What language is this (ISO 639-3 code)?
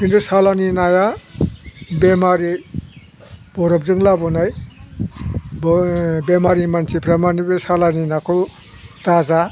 brx